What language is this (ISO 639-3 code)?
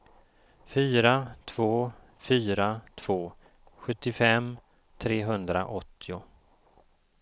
swe